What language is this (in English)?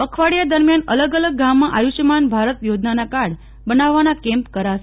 Gujarati